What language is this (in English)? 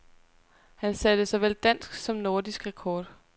Danish